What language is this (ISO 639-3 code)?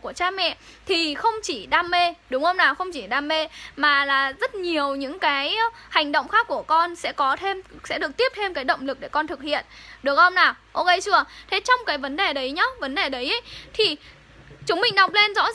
vie